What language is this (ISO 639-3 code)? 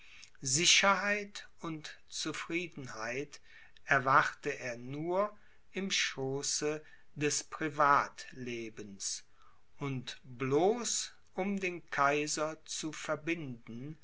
deu